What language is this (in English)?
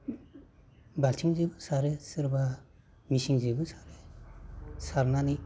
Bodo